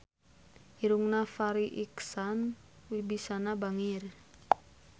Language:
Sundanese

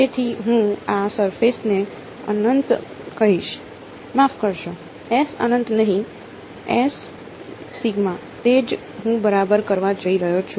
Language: Gujarati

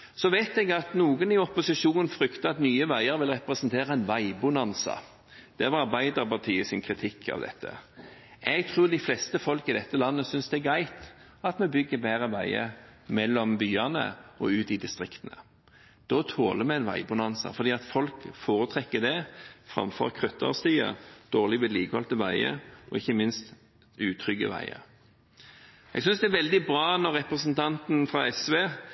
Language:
Norwegian Bokmål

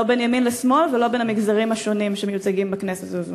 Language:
Hebrew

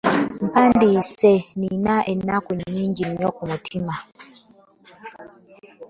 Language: Ganda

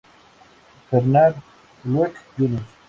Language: Spanish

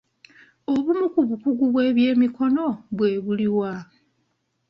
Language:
Ganda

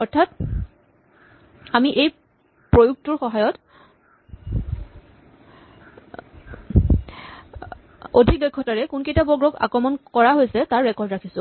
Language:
Assamese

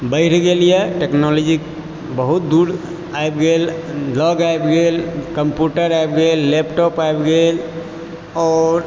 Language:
Maithili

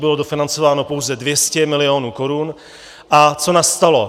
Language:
Czech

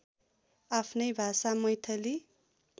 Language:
Nepali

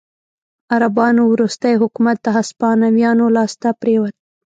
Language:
Pashto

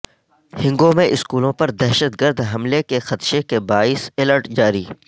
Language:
Urdu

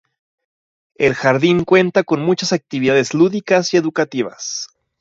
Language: Spanish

